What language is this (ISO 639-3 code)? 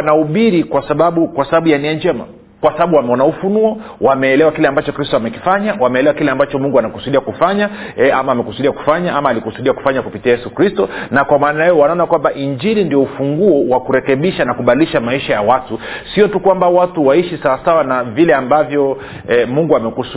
swa